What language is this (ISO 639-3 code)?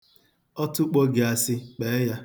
ibo